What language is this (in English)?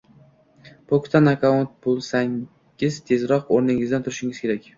Uzbek